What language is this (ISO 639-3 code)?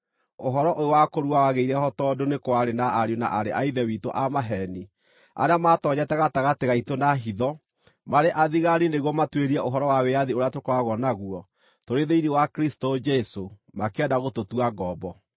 kik